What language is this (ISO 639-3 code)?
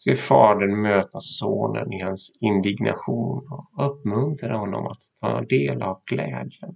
swe